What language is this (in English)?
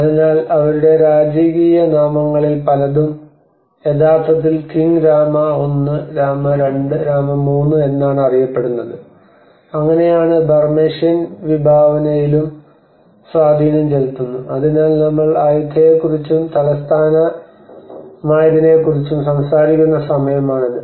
Malayalam